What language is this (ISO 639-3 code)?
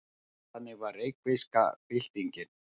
isl